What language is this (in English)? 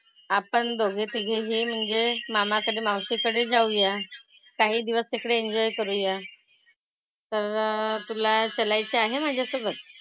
Marathi